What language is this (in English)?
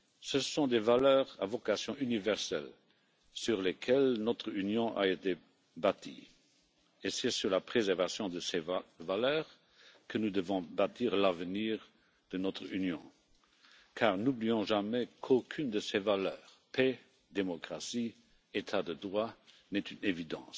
French